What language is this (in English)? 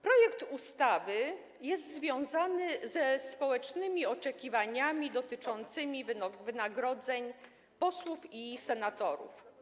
Polish